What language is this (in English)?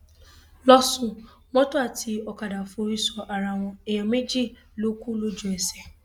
Yoruba